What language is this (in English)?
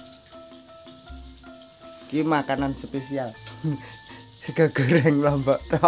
Indonesian